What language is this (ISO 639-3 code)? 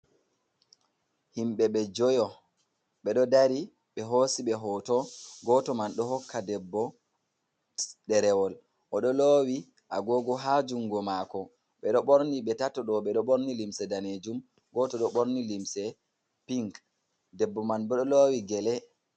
ful